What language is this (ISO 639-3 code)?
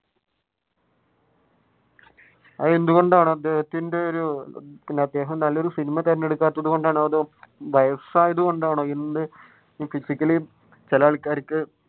mal